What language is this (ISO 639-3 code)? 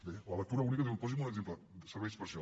cat